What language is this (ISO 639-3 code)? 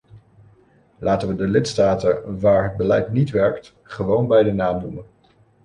nld